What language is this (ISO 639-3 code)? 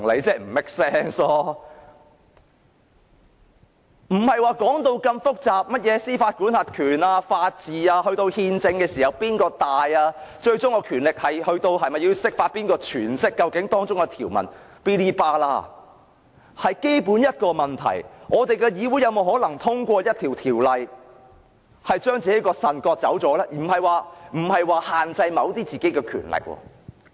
yue